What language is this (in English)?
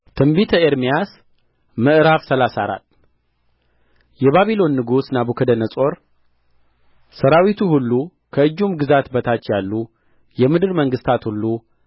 Amharic